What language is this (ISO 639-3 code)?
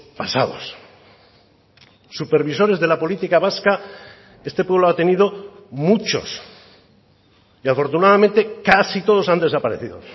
spa